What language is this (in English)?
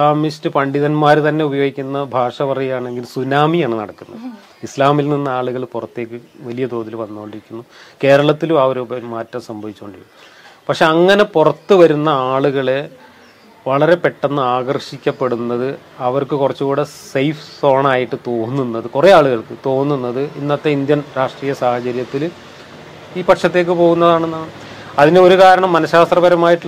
Malayalam